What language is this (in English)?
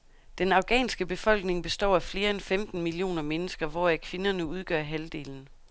Danish